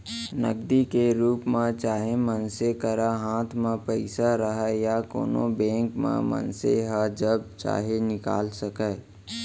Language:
Chhattisgarhi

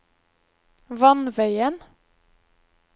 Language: Norwegian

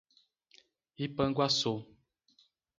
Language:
Portuguese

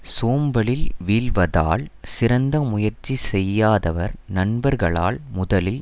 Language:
Tamil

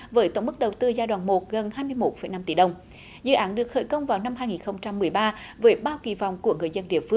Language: Vietnamese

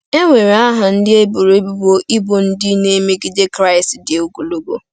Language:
Igbo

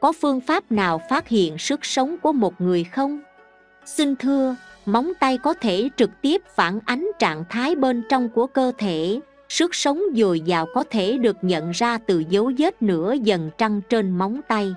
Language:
Vietnamese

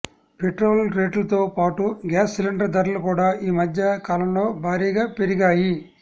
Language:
Telugu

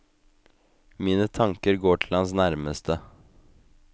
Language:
Norwegian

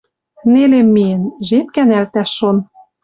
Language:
Western Mari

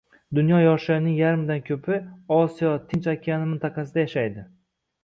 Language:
Uzbek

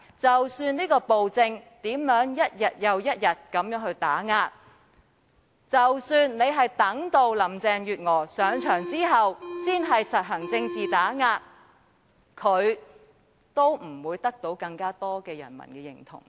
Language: Cantonese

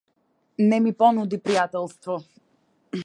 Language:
Macedonian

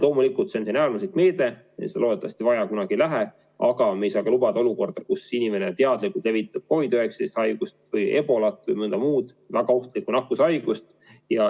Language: Estonian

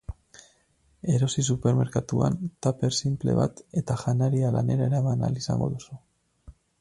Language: Basque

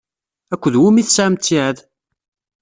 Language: Kabyle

